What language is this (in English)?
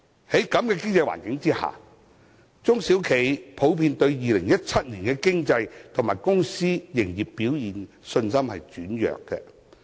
Cantonese